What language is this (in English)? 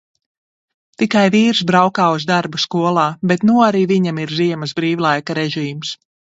Latvian